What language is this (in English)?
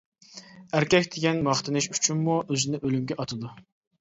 Uyghur